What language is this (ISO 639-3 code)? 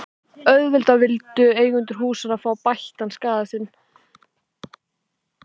isl